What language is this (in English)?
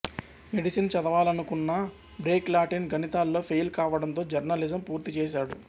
Telugu